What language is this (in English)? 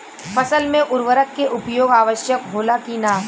Bhojpuri